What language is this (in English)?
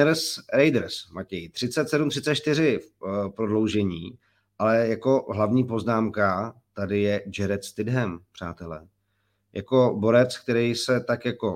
Czech